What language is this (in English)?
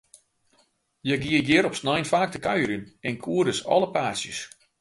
Western Frisian